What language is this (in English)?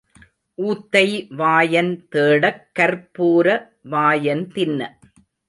Tamil